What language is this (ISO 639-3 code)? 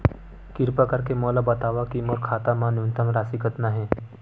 hne